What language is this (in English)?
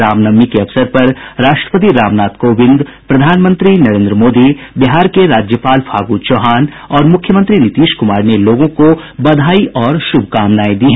Hindi